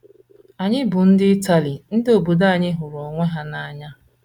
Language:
Igbo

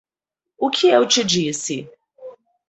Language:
Portuguese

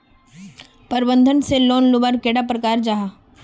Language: Magahi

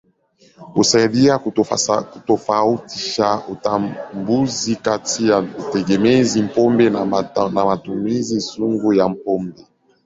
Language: Swahili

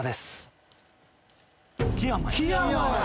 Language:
Japanese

